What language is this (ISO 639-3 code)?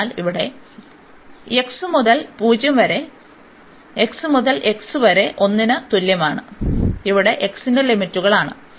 mal